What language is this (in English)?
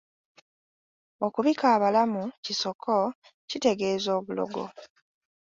Ganda